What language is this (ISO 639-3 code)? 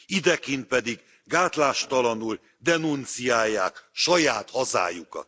hun